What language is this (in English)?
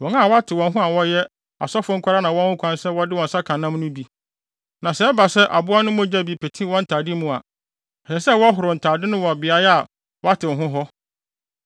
Akan